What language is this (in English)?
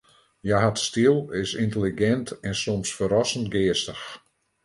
Western Frisian